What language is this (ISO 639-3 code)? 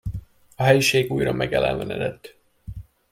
hun